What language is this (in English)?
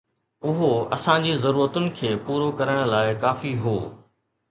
Sindhi